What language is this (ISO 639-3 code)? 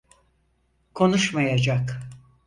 tur